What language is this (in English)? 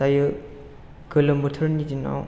Bodo